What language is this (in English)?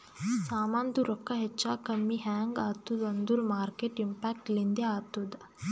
Kannada